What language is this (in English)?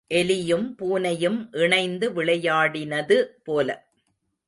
Tamil